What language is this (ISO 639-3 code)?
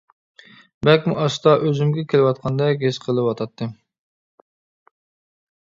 uig